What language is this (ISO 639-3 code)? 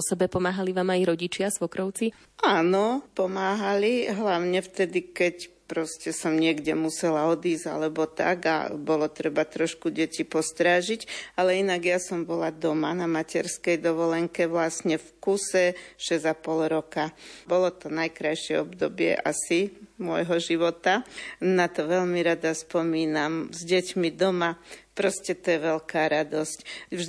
slk